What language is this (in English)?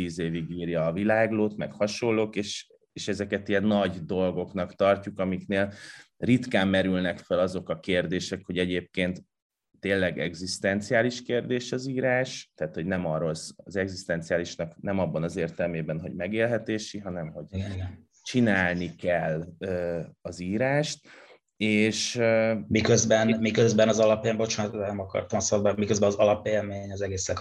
Hungarian